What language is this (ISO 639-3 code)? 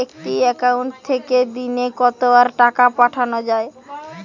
ben